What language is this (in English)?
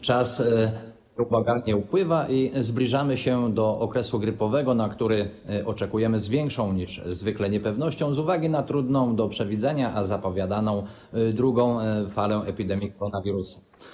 Polish